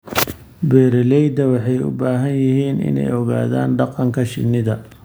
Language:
Somali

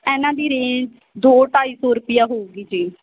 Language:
Punjabi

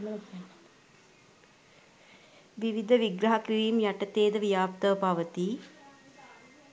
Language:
Sinhala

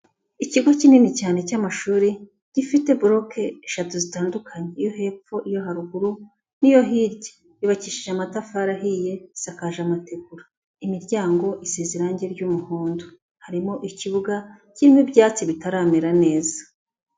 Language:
Kinyarwanda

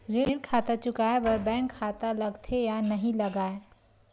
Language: Chhattisgarhi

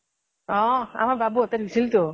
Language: Assamese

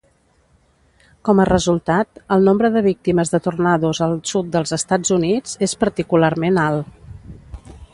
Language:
Catalan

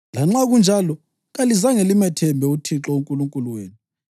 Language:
North Ndebele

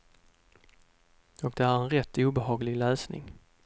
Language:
Swedish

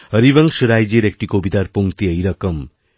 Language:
Bangla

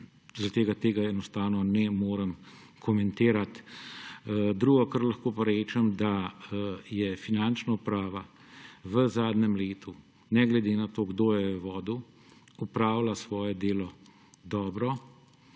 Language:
Slovenian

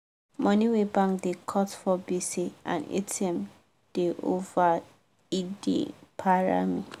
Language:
Nigerian Pidgin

